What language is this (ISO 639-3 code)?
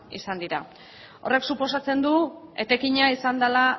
eus